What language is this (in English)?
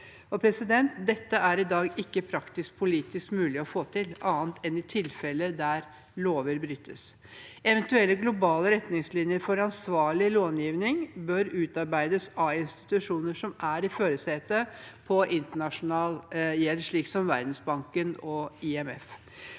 Norwegian